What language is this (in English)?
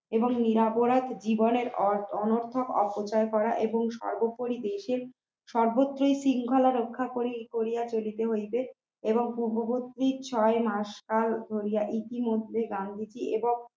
Bangla